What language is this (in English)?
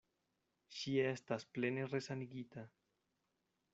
Esperanto